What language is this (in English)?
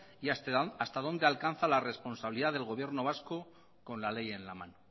Spanish